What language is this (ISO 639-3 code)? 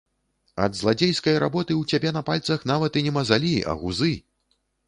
bel